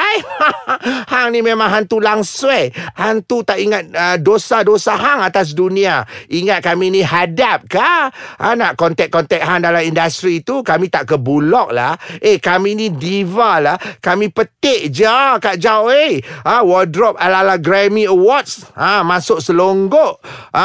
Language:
Malay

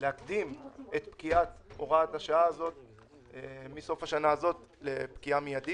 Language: Hebrew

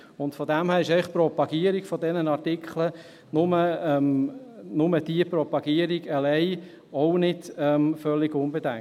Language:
Swiss German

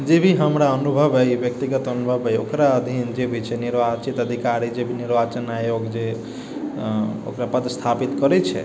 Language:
Maithili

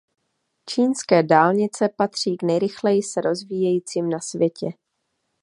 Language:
Czech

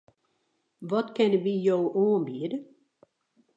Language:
Western Frisian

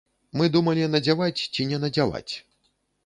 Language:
Belarusian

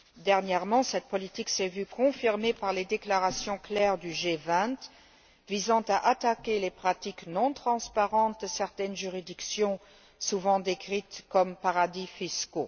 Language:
French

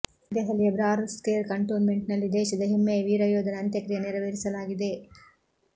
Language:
Kannada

